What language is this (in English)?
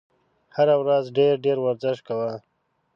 Pashto